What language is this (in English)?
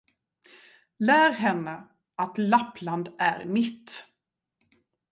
Swedish